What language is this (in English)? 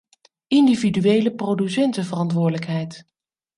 Dutch